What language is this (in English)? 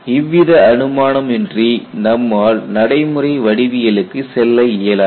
Tamil